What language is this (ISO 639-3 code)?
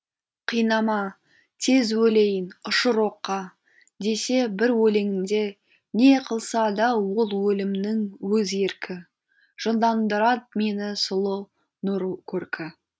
kaz